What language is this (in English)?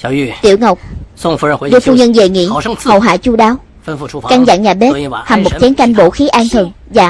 Vietnamese